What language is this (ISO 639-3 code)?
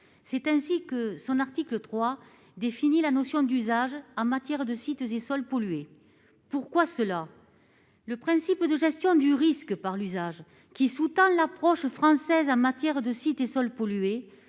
fra